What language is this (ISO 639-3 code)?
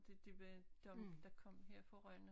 dan